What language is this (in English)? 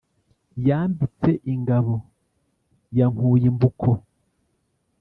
Kinyarwanda